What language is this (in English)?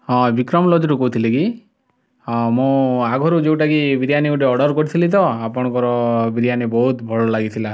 Odia